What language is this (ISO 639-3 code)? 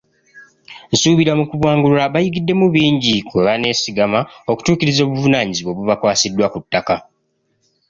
lug